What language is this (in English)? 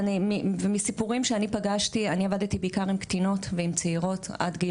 Hebrew